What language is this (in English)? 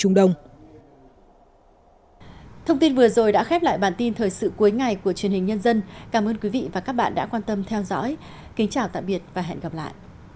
Vietnamese